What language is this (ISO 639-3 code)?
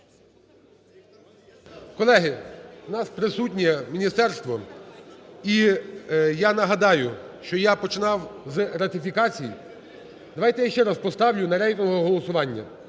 ukr